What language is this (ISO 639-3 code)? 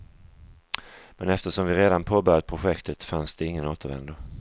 swe